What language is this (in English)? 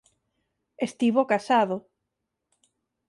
Galician